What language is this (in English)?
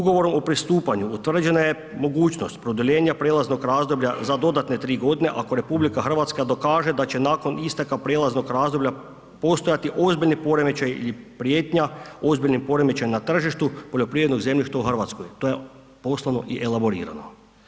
Croatian